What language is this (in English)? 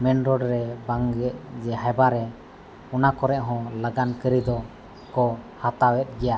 Santali